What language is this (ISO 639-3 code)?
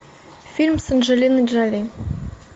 rus